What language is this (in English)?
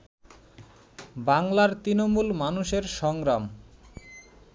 Bangla